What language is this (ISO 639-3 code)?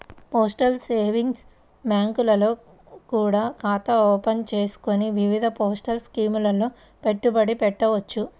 tel